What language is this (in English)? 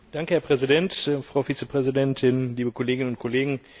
German